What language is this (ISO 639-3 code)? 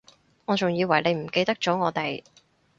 yue